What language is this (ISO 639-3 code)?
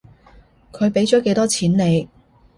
yue